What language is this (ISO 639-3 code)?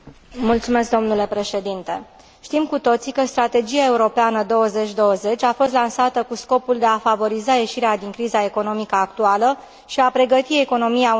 ron